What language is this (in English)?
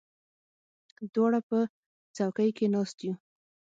Pashto